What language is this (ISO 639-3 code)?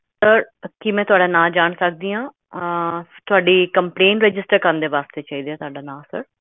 pan